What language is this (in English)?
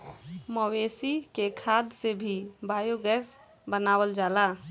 Bhojpuri